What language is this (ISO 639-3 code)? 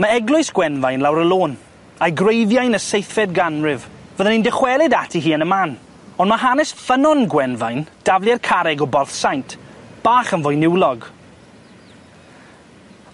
cym